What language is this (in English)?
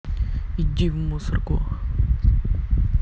Russian